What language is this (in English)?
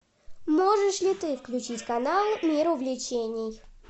Russian